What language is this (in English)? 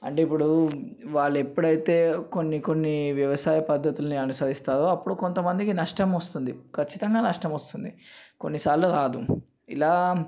Telugu